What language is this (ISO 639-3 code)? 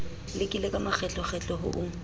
sot